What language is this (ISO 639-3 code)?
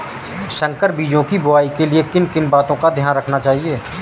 hin